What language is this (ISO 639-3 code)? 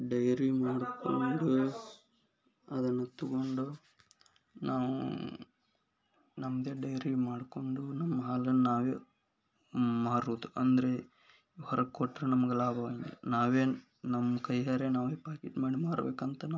kan